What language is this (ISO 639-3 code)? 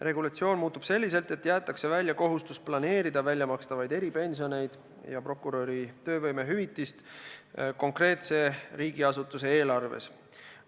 est